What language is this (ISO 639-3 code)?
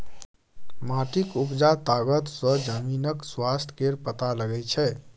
mai